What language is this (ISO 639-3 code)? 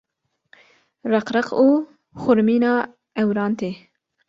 kur